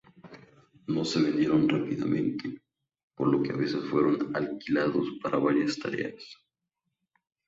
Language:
Spanish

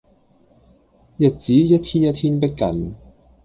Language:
Cantonese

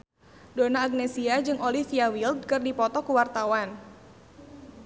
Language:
Sundanese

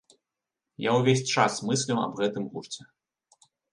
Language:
Belarusian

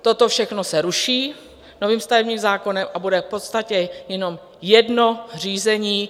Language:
Czech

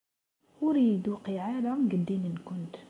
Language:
Kabyle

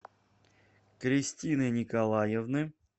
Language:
Russian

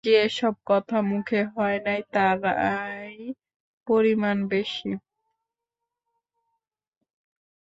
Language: Bangla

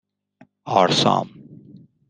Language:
Persian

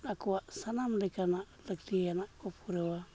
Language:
Santali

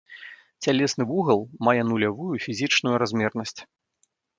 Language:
Belarusian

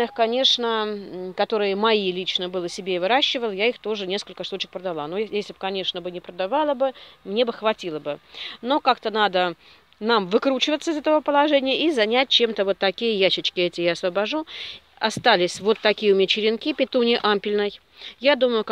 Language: Russian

